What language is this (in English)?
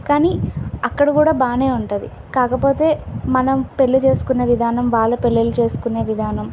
Telugu